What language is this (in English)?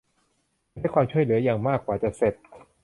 Thai